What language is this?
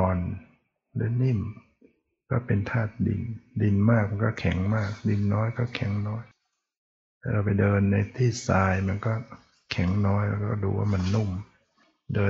Thai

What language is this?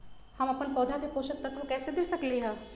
Magahi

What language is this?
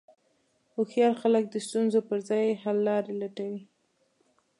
Pashto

